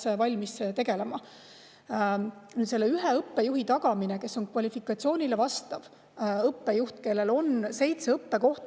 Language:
Estonian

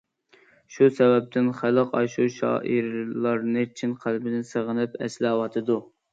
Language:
Uyghur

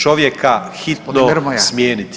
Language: Croatian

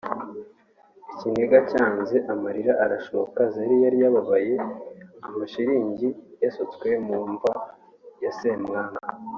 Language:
Kinyarwanda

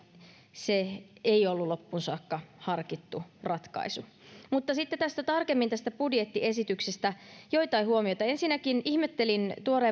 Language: Finnish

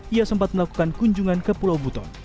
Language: Indonesian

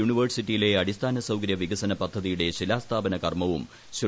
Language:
Malayalam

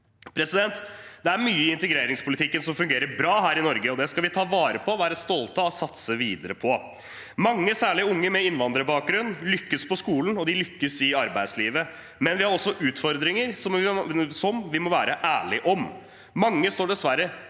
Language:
Norwegian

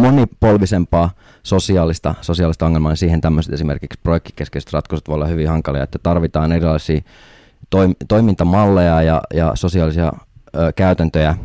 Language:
Finnish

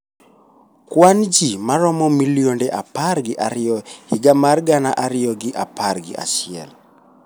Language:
Luo (Kenya and Tanzania)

